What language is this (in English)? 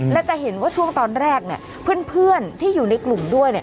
Thai